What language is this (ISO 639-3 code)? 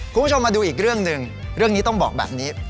tha